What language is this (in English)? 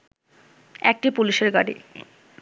Bangla